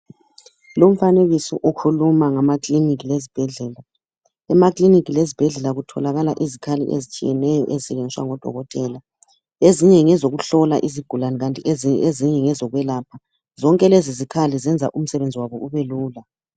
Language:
North Ndebele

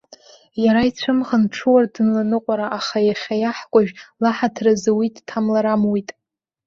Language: Abkhazian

